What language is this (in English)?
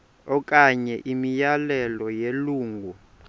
Xhosa